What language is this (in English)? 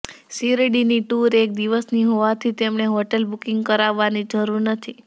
Gujarati